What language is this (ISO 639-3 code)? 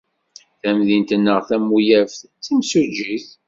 kab